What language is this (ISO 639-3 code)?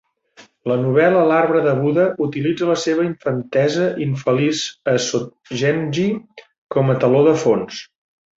cat